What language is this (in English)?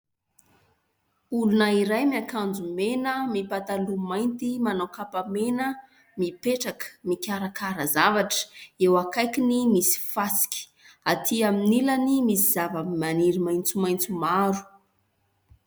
Malagasy